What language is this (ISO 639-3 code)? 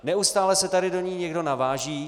ces